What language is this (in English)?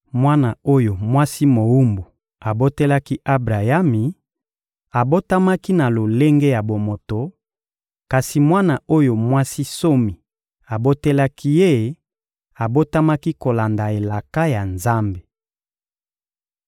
Lingala